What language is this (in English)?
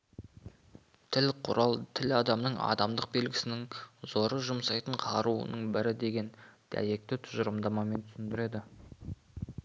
Kazakh